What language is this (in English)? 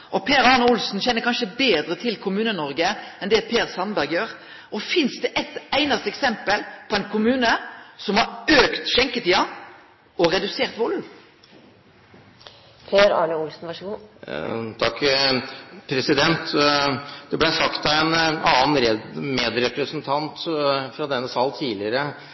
Norwegian